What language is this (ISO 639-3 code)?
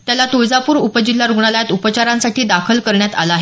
mar